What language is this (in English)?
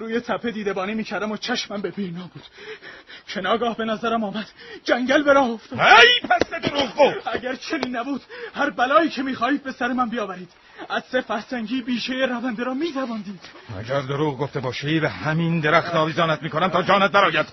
Persian